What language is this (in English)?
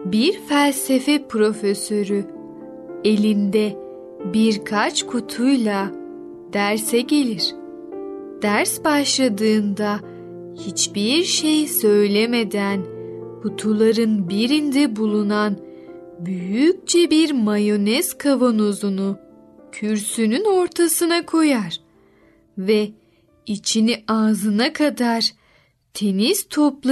Turkish